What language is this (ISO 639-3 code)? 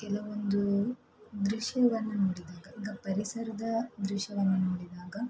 kan